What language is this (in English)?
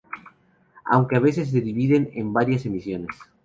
Spanish